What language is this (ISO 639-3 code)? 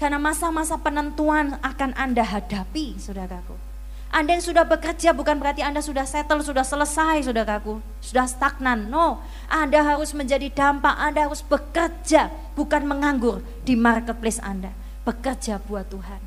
ind